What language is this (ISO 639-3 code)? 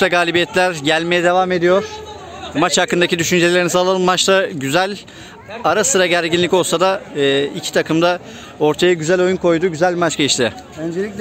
tur